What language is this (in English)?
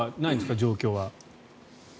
Japanese